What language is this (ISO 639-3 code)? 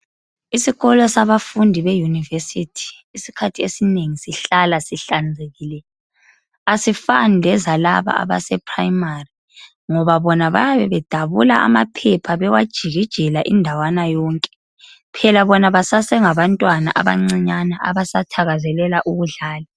nde